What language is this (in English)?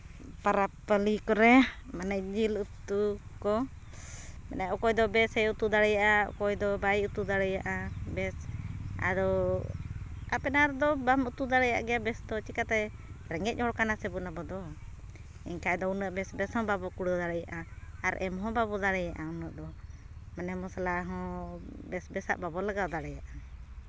Santali